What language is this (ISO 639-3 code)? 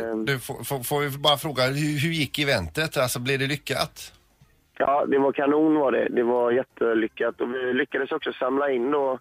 swe